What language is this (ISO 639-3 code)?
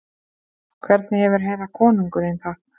isl